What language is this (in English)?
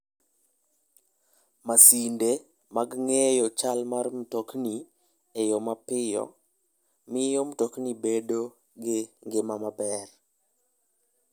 Luo (Kenya and Tanzania)